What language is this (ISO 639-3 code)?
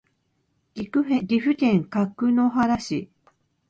jpn